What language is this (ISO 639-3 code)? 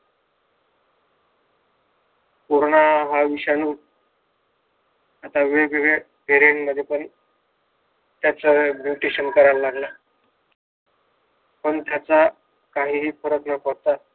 mar